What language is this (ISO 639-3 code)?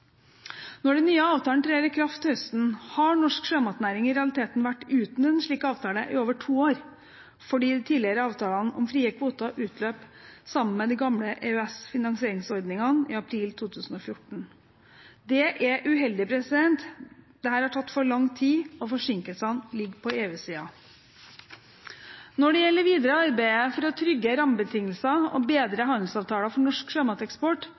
nob